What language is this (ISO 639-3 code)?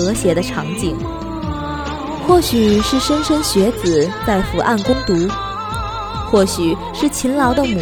zho